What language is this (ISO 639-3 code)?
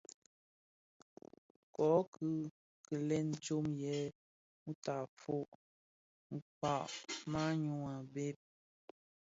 ksf